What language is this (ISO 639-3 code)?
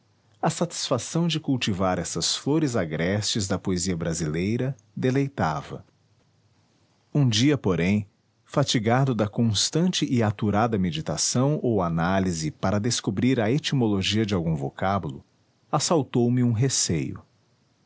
por